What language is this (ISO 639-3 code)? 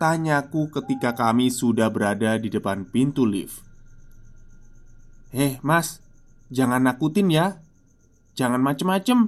ind